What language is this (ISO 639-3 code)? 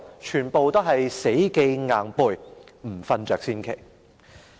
yue